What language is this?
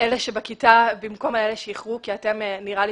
Hebrew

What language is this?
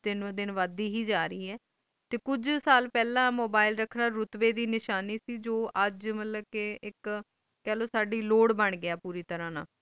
Punjabi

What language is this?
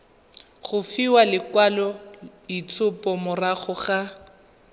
Tswana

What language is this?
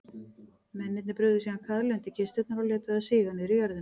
Icelandic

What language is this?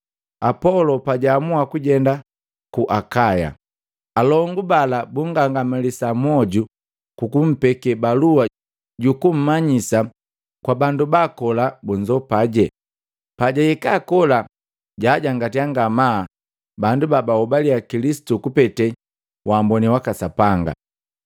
Matengo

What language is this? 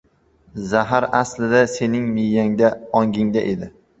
Uzbek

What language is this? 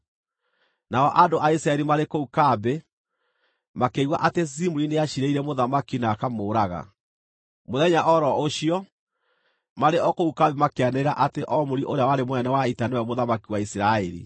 Kikuyu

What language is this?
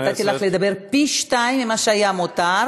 Hebrew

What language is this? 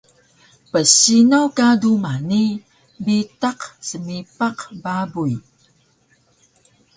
Taroko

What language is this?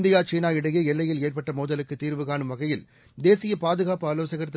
Tamil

